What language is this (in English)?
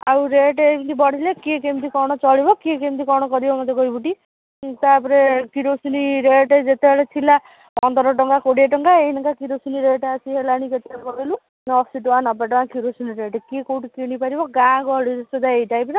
Odia